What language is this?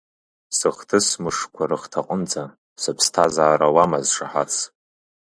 Abkhazian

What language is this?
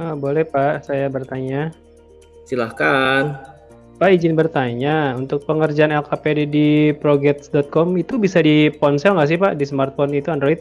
Indonesian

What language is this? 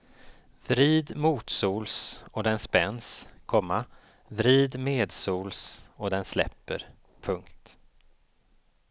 Swedish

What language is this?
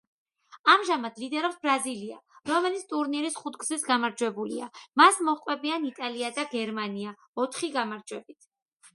Georgian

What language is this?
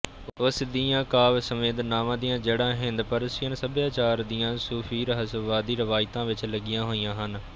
Punjabi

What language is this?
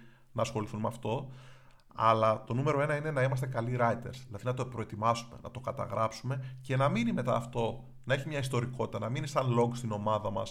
Greek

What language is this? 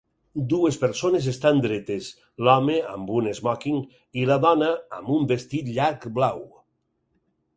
Catalan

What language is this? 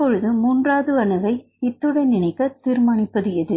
Tamil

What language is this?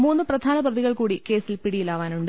Malayalam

